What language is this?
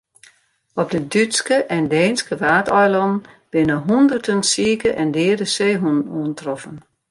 Western Frisian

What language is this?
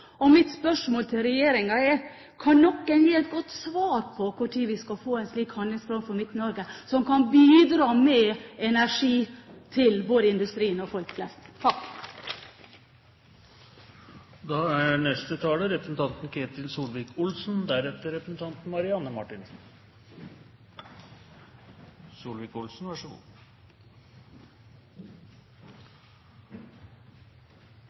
Norwegian Bokmål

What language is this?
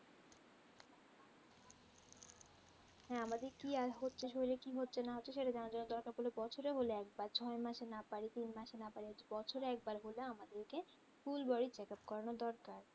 Bangla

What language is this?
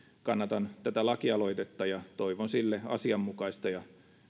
Finnish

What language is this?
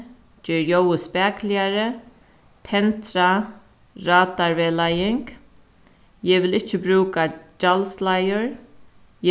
Faroese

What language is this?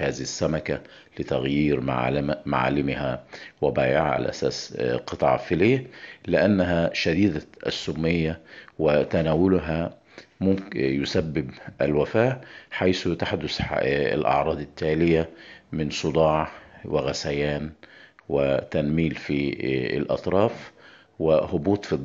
Arabic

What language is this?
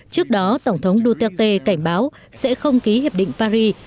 Vietnamese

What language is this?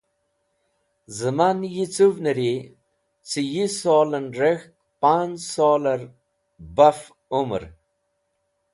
Wakhi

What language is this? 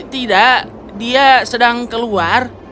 Indonesian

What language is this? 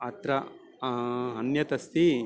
Sanskrit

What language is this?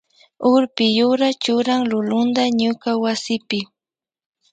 Loja Highland Quichua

